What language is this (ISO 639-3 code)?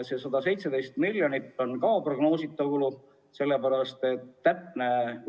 est